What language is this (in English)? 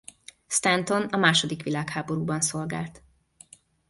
Hungarian